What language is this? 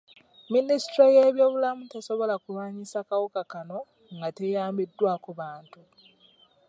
Ganda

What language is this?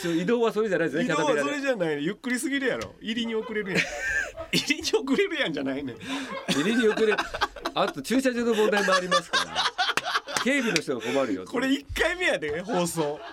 Japanese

